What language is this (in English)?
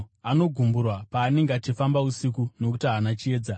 Shona